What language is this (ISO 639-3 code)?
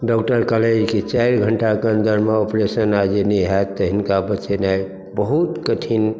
mai